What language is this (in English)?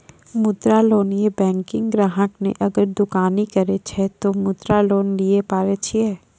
Maithili